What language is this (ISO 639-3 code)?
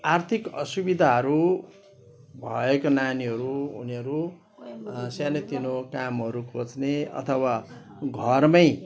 nep